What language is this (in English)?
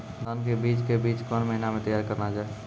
Maithili